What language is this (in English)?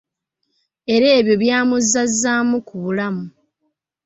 Ganda